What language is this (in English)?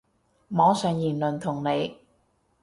Cantonese